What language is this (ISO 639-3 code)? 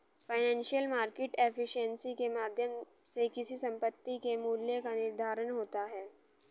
hin